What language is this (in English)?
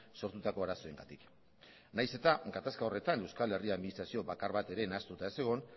Basque